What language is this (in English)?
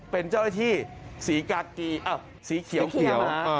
Thai